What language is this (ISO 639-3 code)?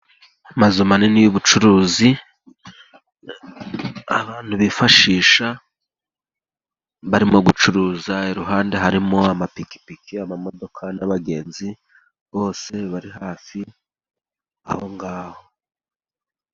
kin